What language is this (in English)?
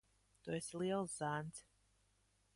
Latvian